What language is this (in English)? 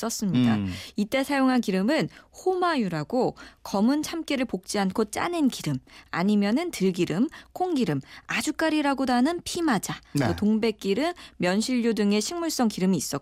Korean